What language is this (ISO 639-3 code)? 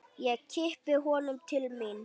isl